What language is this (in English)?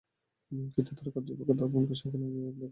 Bangla